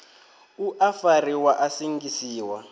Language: Venda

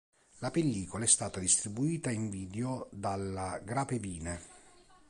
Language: Italian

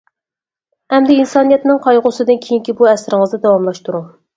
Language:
Uyghur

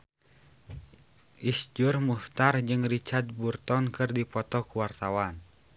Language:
Sundanese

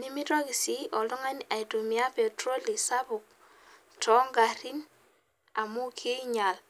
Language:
Masai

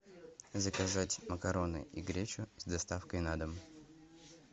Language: Russian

